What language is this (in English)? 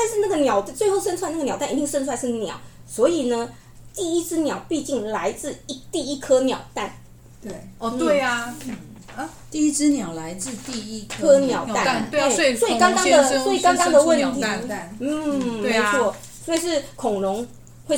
Chinese